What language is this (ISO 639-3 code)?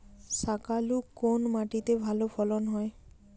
ben